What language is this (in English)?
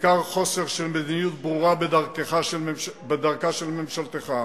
Hebrew